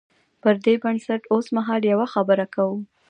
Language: Pashto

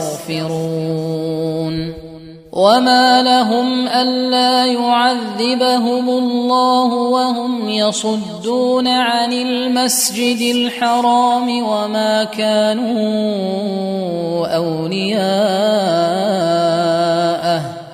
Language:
Arabic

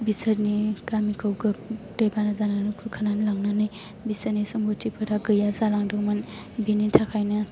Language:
Bodo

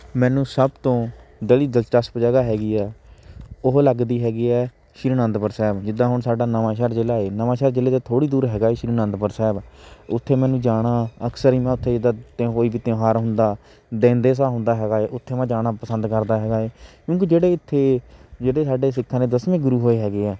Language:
Punjabi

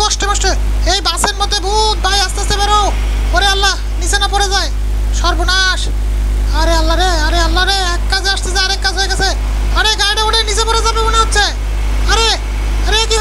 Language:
Bangla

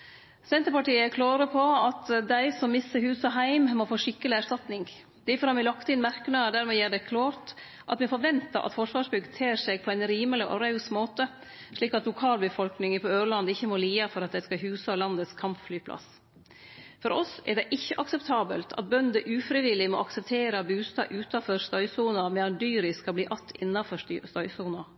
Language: Norwegian Nynorsk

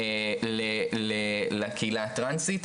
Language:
Hebrew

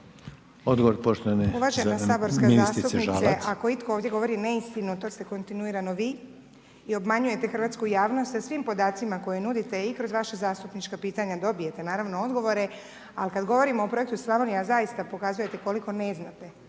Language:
Croatian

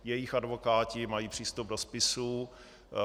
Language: Czech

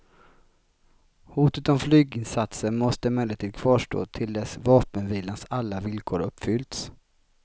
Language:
Swedish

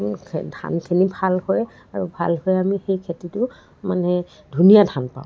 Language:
Assamese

